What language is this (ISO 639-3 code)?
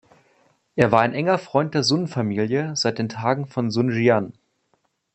deu